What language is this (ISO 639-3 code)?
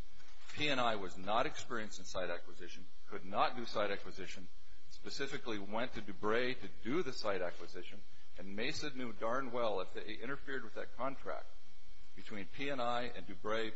eng